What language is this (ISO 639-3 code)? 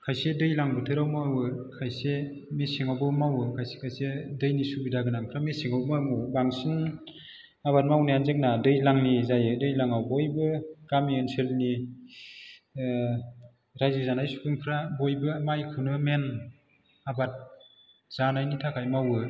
brx